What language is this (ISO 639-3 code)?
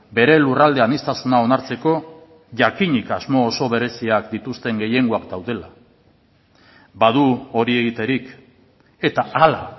eus